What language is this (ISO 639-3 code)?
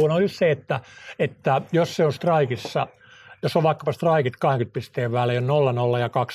fin